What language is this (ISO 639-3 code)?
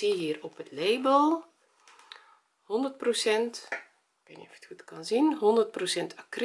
nld